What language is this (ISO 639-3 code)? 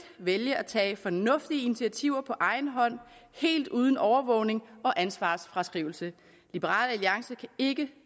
dan